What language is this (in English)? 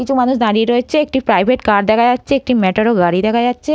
Bangla